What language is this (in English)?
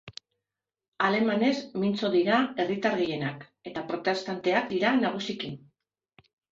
Basque